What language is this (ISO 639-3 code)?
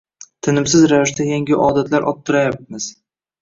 uzb